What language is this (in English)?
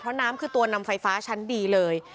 Thai